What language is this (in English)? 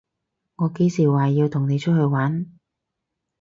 Cantonese